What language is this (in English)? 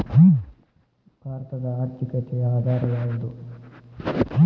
Kannada